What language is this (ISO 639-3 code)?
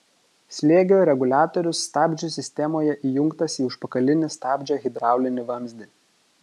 lit